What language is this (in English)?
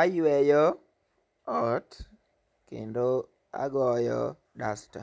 Luo (Kenya and Tanzania)